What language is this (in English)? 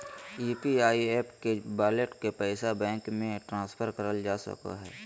Magahi